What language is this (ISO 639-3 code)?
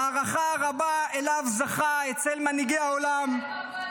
heb